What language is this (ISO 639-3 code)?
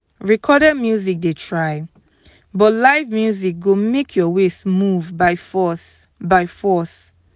pcm